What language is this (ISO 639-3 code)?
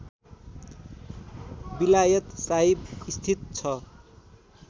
nep